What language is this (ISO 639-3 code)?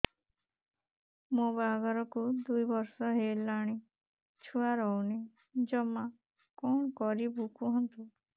ori